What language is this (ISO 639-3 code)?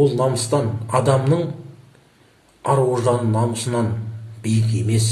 kaz